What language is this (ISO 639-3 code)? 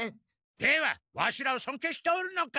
jpn